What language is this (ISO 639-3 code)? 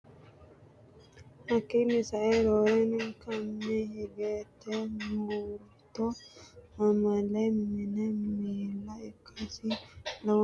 sid